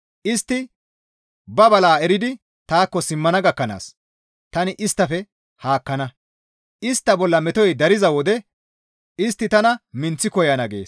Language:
Gamo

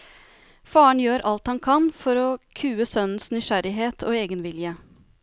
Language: Norwegian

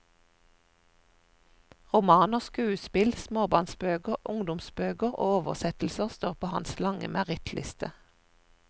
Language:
Norwegian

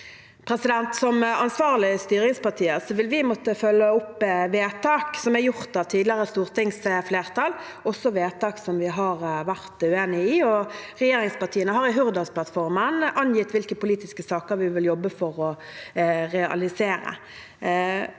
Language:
Norwegian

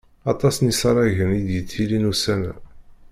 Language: Kabyle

